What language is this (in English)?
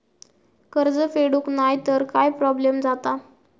Marathi